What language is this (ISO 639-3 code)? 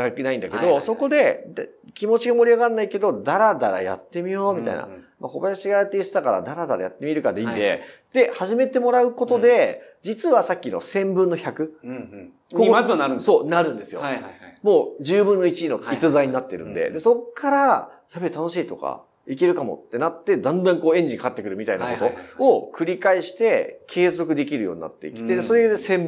jpn